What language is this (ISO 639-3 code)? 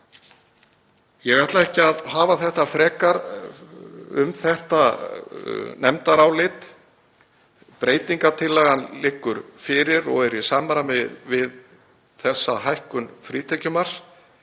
isl